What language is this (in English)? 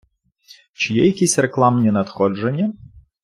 Ukrainian